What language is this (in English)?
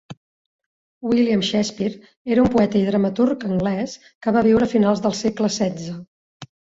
Catalan